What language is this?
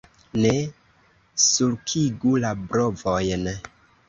Esperanto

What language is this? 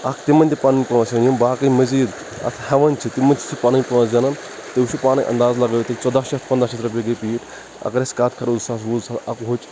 Kashmiri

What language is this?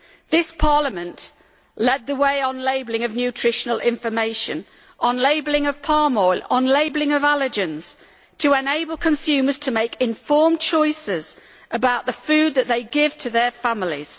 English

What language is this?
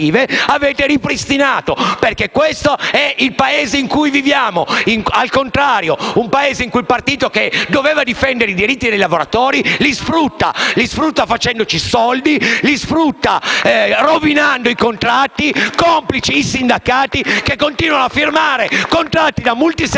Italian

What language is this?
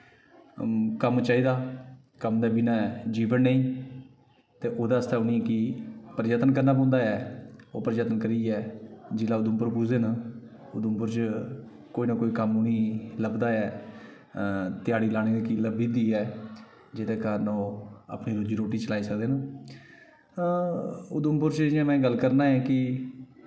Dogri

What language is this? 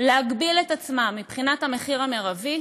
Hebrew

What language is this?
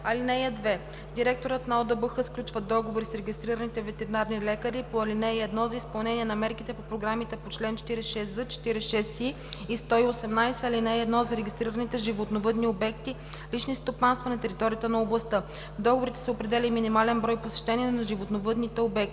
Bulgarian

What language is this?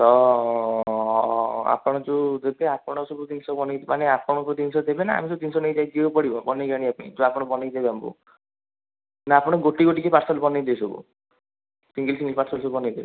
Odia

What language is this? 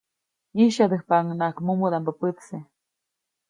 Copainalá Zoque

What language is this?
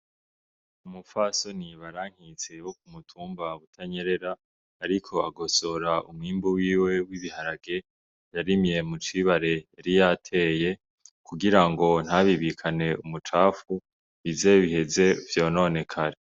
Rundi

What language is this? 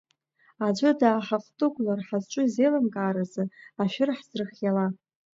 Abkhazian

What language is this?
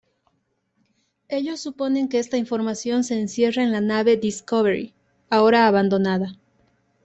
Spanish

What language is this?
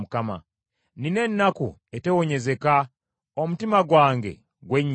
Ganda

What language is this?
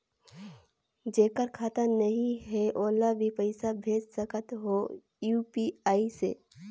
Chhattisgarhi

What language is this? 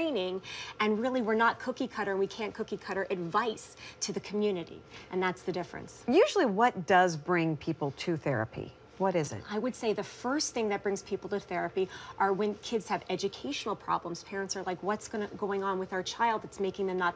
English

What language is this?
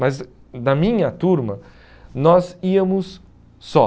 Portuguese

